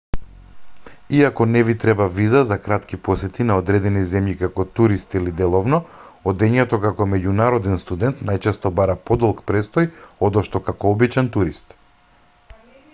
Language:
Macedonian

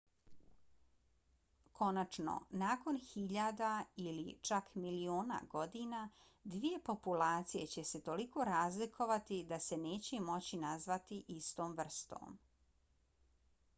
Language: Bosnian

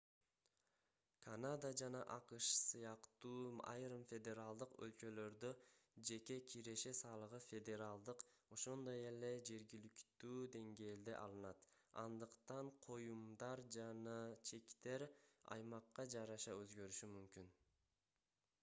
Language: Kyrgyz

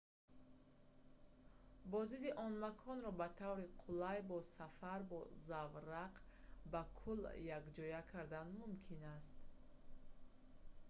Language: Tajik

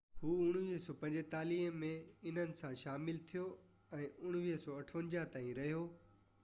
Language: Sindhi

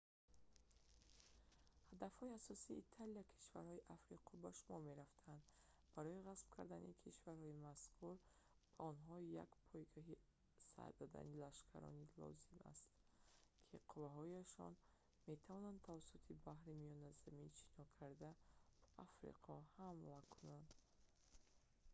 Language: Tajik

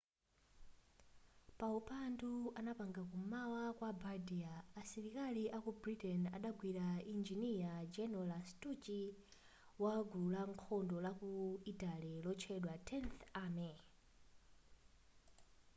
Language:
Nyanja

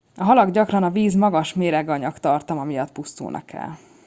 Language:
Hungarian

